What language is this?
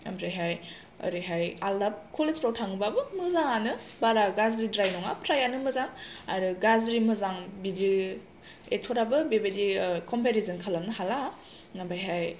Bodo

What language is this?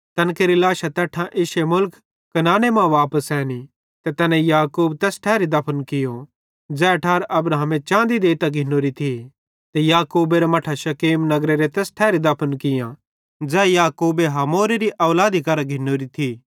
Bhadrawahi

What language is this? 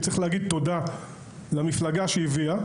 Hebrew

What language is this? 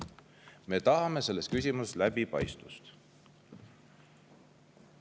Estonian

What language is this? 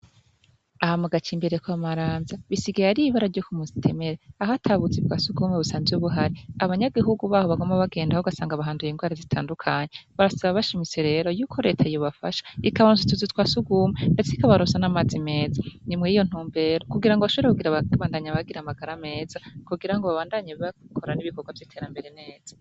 Rundi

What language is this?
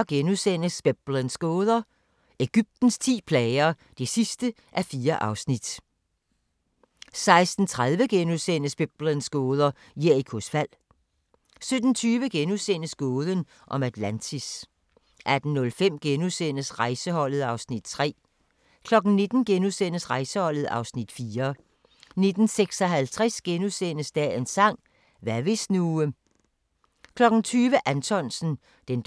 Danish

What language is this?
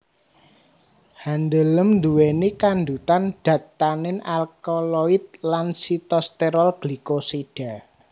Javanese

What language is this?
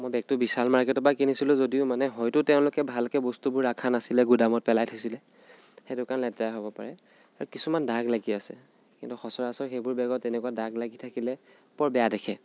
Assamese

